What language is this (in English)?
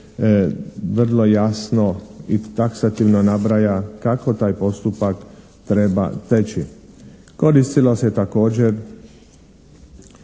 Croatian